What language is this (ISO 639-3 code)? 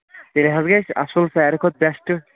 kas